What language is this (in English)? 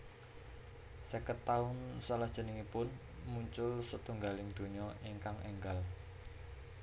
Javanese